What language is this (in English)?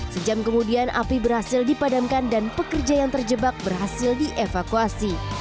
Indonesian